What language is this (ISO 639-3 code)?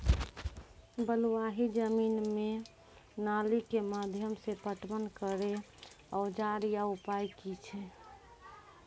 mai